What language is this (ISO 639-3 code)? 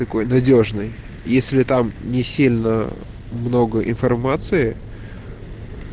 rus